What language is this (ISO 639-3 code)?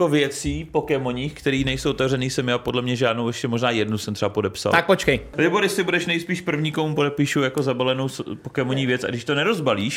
ces